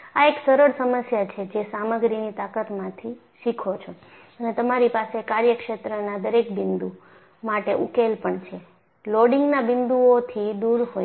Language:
Gujarati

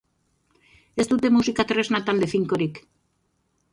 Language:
Basque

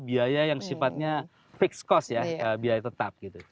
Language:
Indonesian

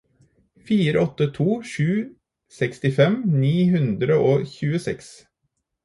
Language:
Norwegian Bokmål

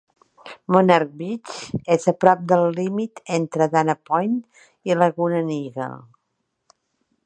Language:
Catalan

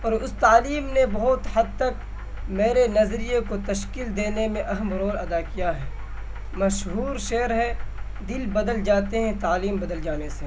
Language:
Urdu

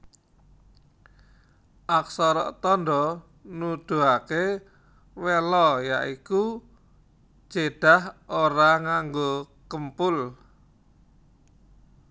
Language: Javanese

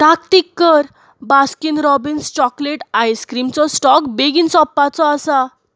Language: Konkani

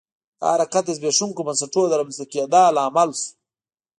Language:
Pashto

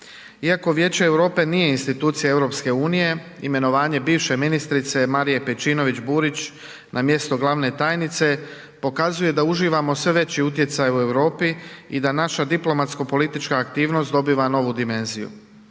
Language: Croatian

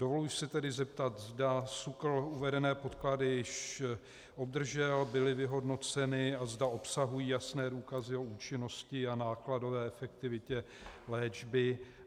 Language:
Czech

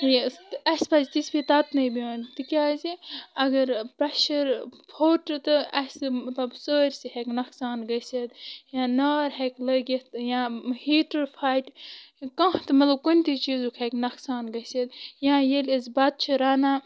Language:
Kashmiri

